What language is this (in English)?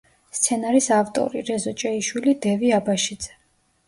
Georgian